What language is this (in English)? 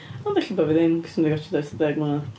Welsh